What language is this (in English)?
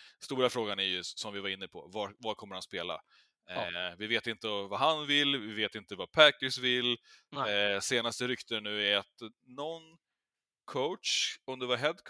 Swedish